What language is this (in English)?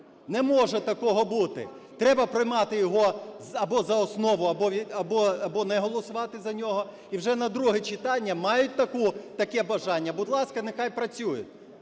Ukrainian